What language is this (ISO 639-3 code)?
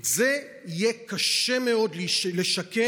heb